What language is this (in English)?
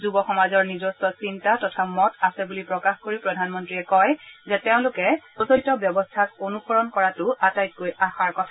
Assamese